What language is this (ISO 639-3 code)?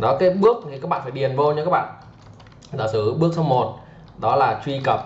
vie